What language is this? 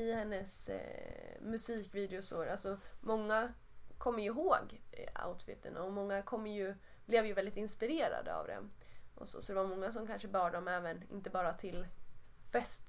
Swedish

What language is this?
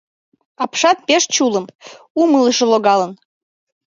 Mari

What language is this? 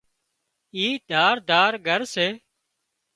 Wadiyara Koli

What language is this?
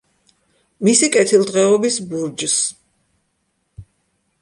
Georgian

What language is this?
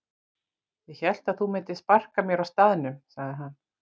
Icelandic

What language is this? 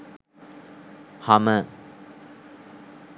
Sinhala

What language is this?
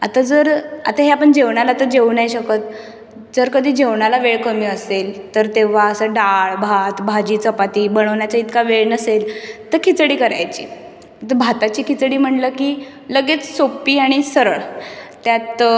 Marathi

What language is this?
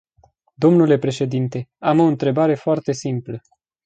Romanian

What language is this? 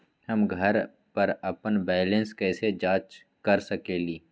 Magahi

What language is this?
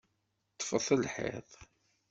Kabyle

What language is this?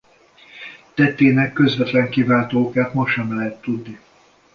Hungarian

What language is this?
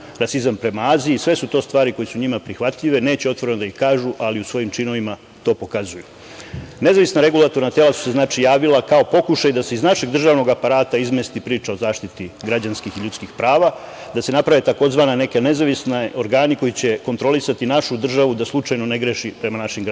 Serbian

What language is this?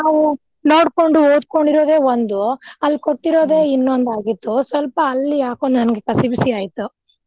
Kannada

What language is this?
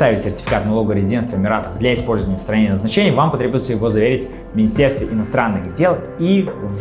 Russian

